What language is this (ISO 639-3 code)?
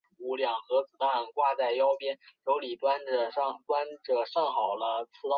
zho